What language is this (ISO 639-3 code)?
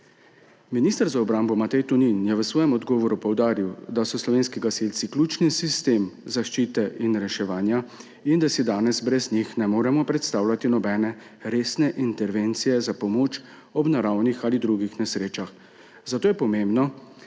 slv